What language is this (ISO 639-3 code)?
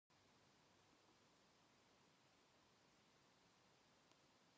jpn